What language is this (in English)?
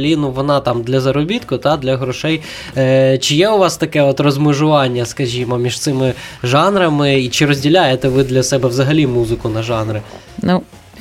Ukrainian